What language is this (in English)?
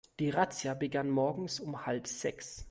German